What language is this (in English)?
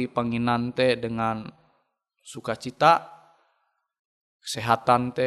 Indonesian